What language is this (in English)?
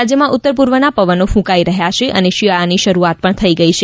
Gujarati